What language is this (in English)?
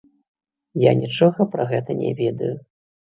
Belarusian